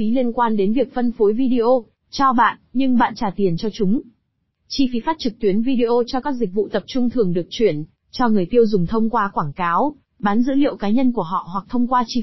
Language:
Vietnamese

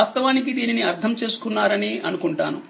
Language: Telugu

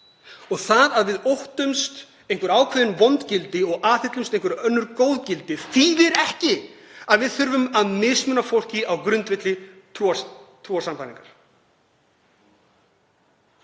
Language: Icelandic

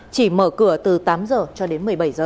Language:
Vietnamese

